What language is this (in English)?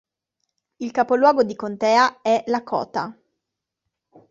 Italian